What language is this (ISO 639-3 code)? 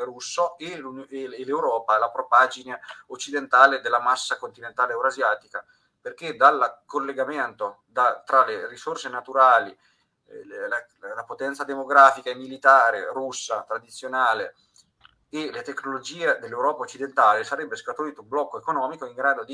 ita